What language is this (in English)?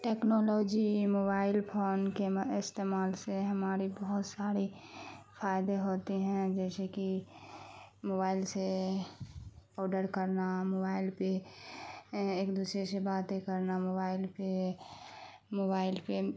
Urdu